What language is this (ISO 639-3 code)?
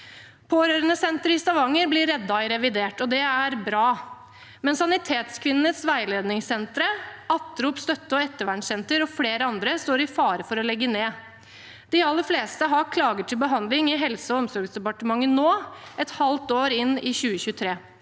nor